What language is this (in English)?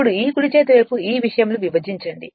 Telugu